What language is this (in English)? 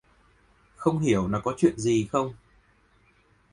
Vietnamese